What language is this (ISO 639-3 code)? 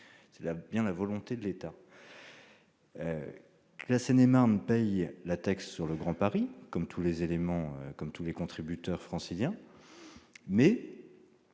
fra